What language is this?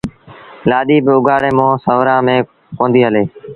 Sindhi Bhil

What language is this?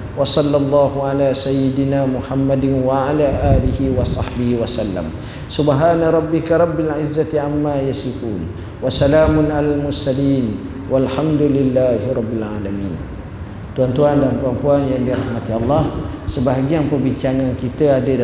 Malay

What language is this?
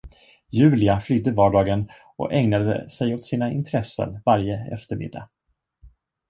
Swedish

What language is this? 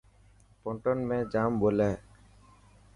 Dhatki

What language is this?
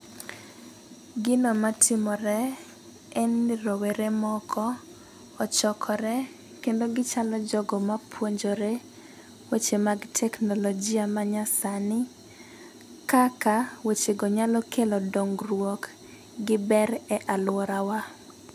Luo (Kenya and Tanzania)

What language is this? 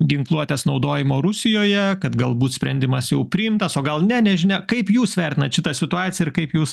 Lithuanian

